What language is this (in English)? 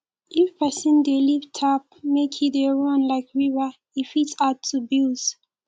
Nigerian Pidgin